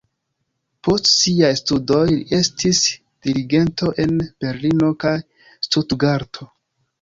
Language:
Esperanto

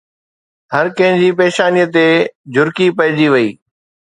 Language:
Sindhi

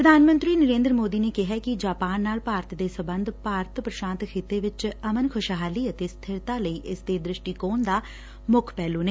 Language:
Punjabi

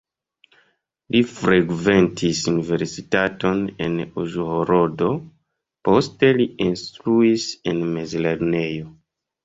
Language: Esperanto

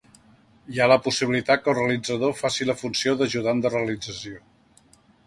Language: Catalan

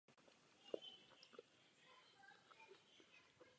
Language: Czech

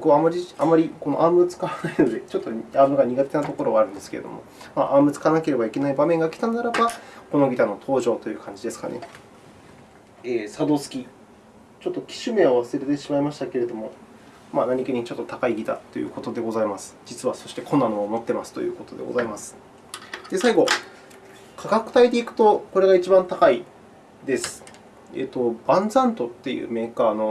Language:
Japanese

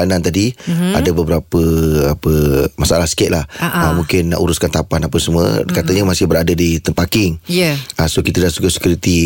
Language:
Malay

